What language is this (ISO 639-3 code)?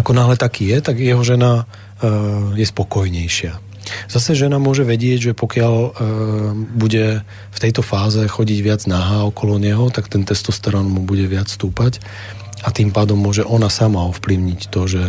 slk